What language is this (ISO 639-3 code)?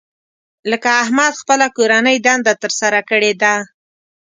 pus